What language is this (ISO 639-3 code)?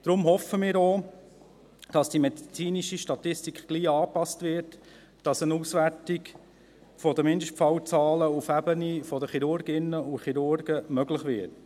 gsw